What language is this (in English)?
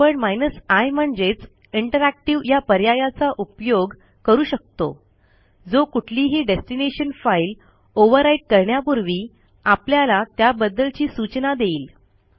Marathi